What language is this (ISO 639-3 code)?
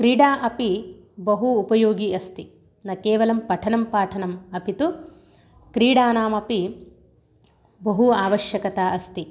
san